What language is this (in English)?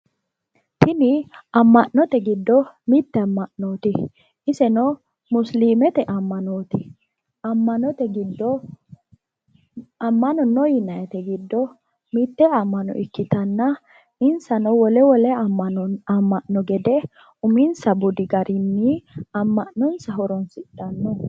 Sidamo